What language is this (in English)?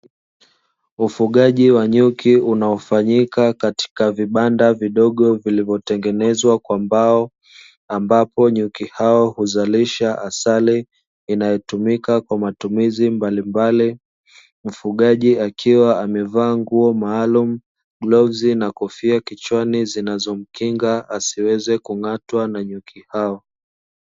Swahili